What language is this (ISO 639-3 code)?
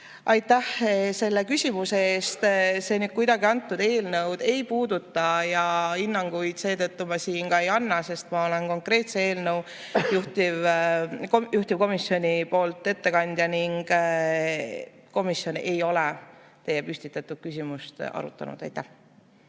est